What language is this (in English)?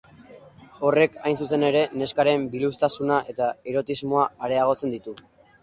Basque